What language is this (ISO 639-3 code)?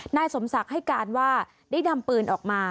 tha